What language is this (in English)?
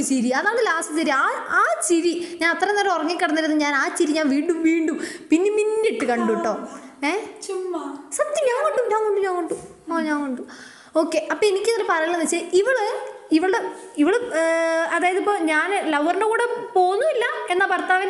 Malayalam